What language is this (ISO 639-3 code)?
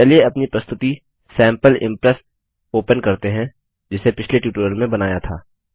hin